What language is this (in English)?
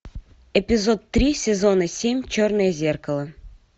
Russian